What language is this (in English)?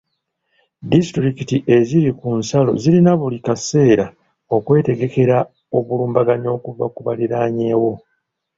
Ganda